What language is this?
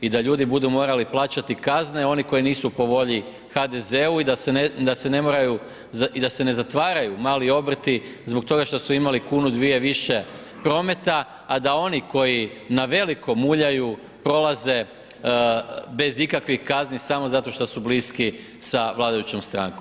Croatian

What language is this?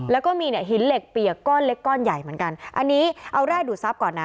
Thai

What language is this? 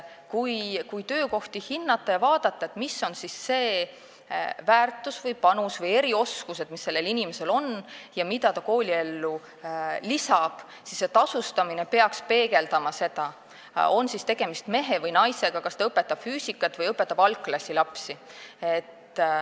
Estonian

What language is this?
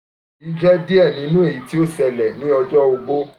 Yoruba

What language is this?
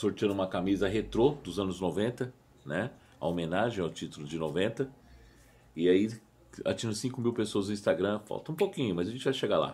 Portuguese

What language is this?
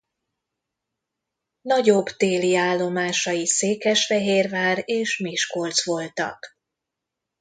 Hungarian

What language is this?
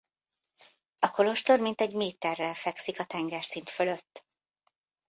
Hungarian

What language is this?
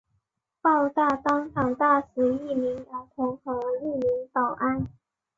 Chinese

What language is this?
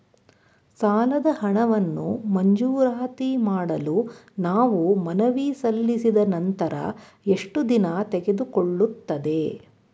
Kannada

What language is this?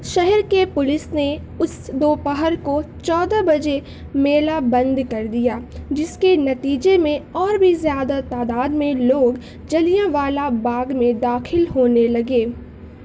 Urdu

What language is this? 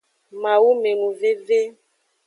Aja (Benin)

